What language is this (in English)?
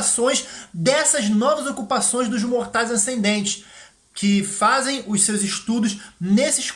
Portuguese